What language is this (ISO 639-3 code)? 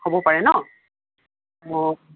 asm